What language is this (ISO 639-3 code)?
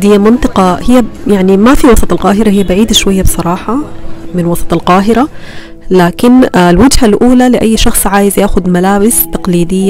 ara